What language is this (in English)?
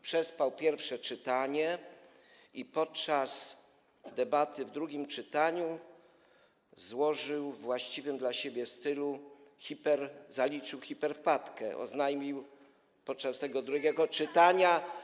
Polish